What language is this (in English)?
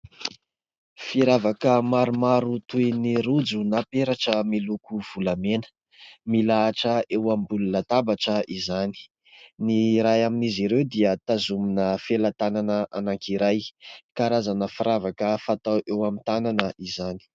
Malagasy